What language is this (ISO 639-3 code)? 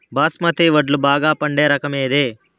tel